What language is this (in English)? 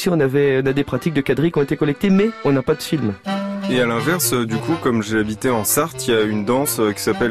French